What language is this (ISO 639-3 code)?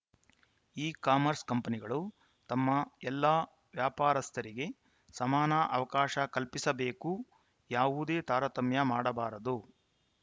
kan